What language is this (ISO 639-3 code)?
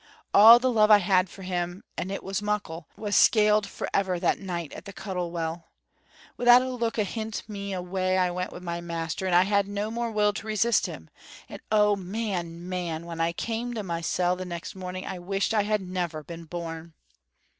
eng